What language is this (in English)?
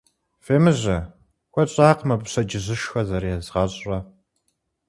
Kabardian